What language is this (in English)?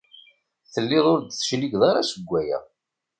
Kabyle